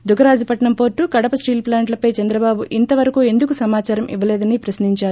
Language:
Telugu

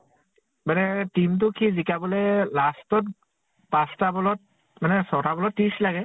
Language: Assamese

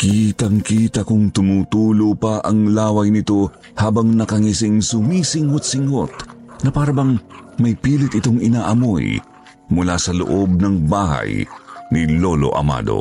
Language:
Filipino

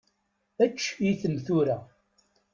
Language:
Kabyle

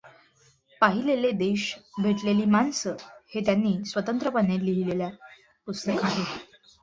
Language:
Marathi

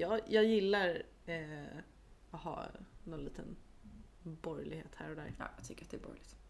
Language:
Swedish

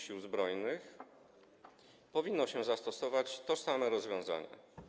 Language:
Polish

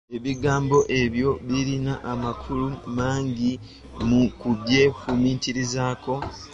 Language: Ganda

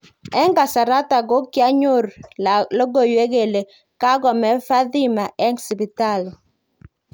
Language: Kalenjin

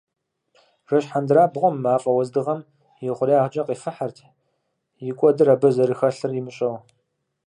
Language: Kabardian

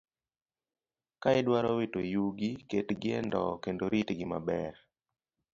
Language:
Luo (Kenya and Tanzania)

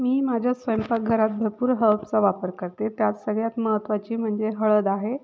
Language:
Marathi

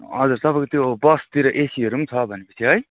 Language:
Nepali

